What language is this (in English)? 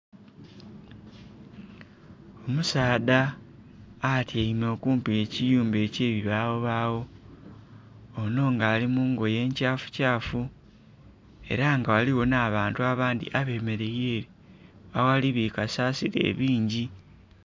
Soga